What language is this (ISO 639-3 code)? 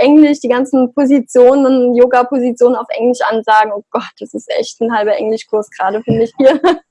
deu